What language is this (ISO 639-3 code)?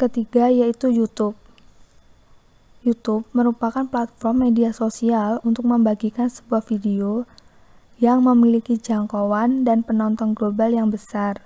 ind